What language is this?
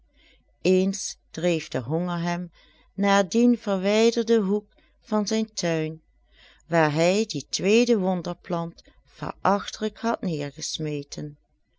Dutch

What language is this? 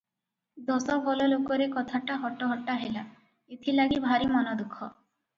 Odia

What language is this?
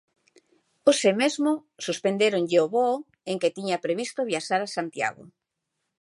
Galician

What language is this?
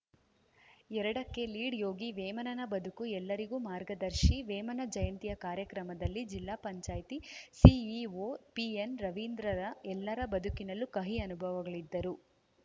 Kannada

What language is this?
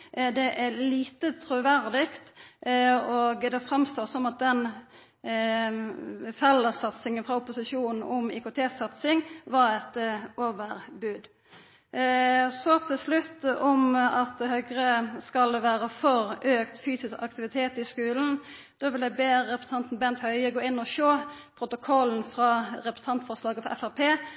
Norwegian Nynorsk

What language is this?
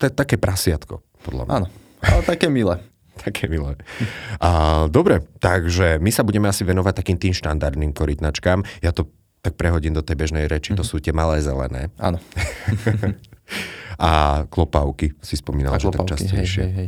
Slovak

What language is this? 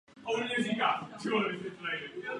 Czech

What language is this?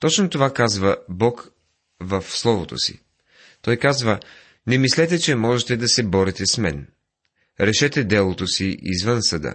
Bulgarian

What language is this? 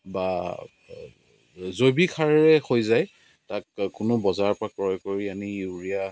Assamese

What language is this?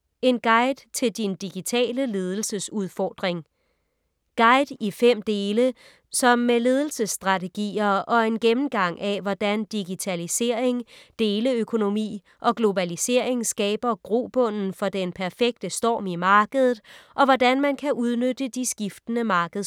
Danish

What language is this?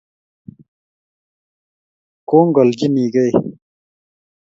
Kalenjin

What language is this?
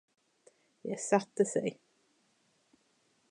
Swedish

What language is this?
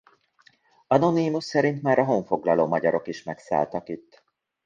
Hungarian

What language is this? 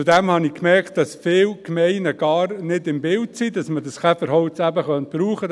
Swiss German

